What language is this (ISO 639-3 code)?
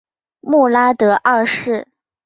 zho